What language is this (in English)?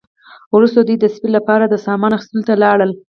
Pashto